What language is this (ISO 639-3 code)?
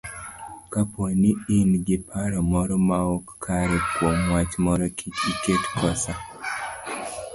luo